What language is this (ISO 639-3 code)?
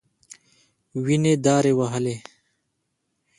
pus